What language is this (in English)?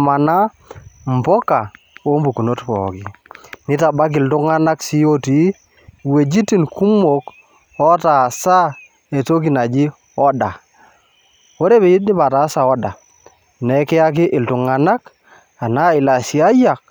Masai